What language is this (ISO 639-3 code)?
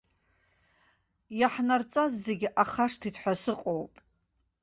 abk